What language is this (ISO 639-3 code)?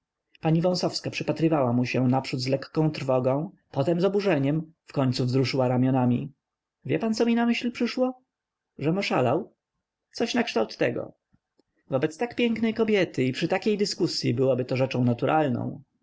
pol